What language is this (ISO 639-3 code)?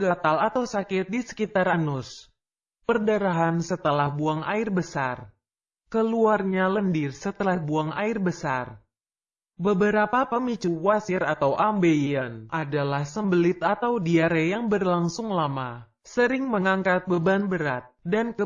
ind